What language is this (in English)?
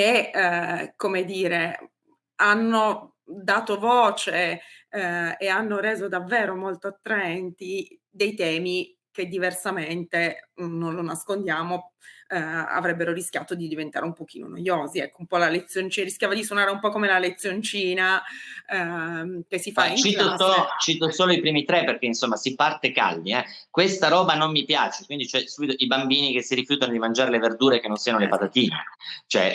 Italian